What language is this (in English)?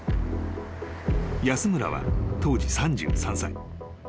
Japanese